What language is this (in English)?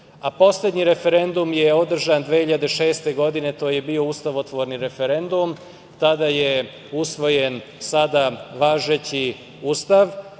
Serbian